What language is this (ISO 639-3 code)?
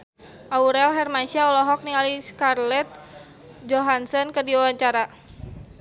sun